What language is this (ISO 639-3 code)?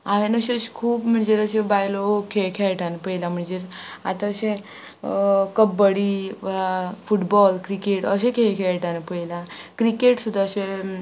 kok